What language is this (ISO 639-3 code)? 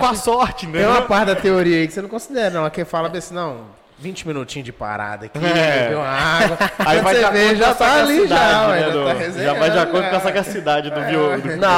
por